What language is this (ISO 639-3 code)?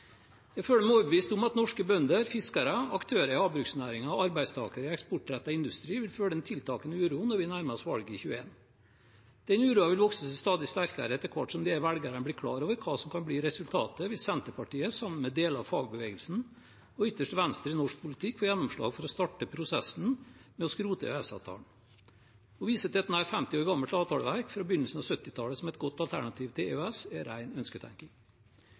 nob